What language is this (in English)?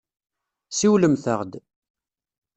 Kabyle